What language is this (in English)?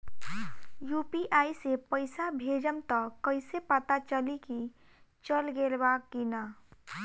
Bhojpuri